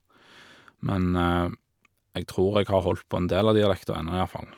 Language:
Norwegian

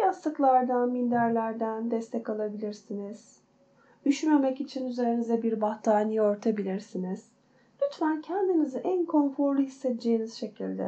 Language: Turkish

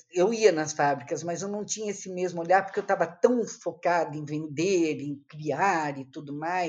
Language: Portuguese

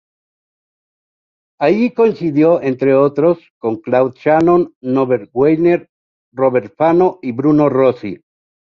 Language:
Spanish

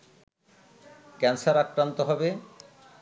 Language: Bangla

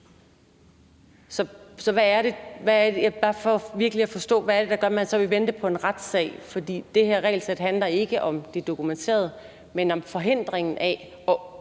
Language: Danish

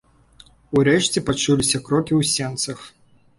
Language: Belarusian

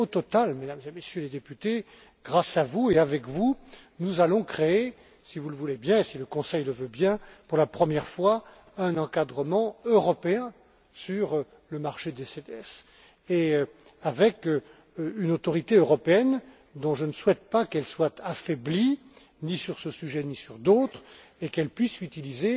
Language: French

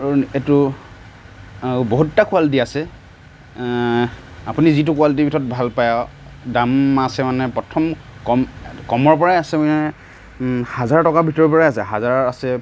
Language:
Assamese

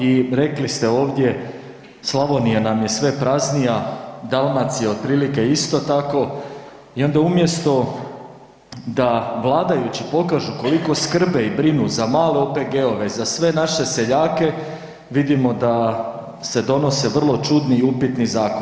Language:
Croatian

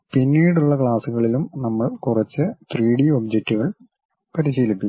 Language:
Malayalam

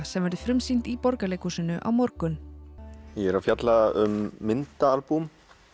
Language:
Icelandic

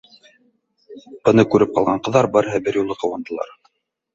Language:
Bashkir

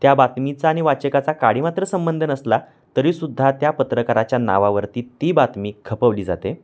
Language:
Marathi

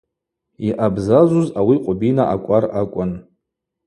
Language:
Abaza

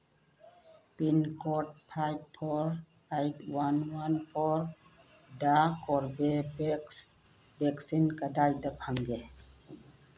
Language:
Manipuri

